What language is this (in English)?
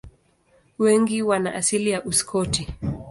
Swahili